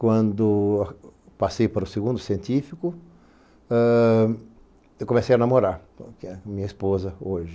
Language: Portuguese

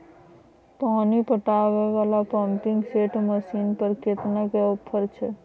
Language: Maithili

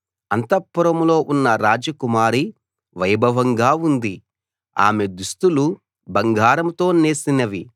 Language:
Telugu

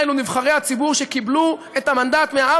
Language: Hebrew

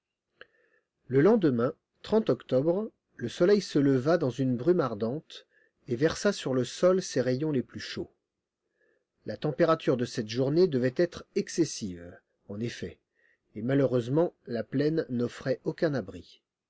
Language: French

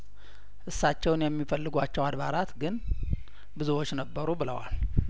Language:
Amharic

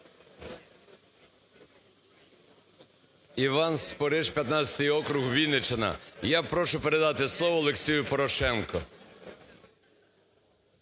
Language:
Ukrainian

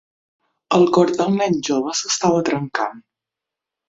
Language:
Catalan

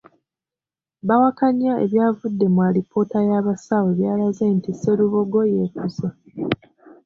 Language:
Ganda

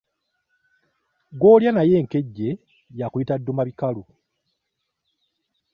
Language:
Ganda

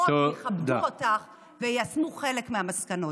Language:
Hebrew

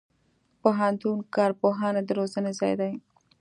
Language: Pashto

